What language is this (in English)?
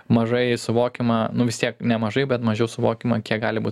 Lithuanian